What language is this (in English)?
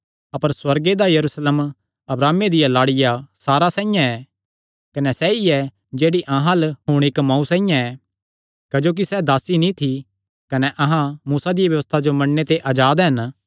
Kangri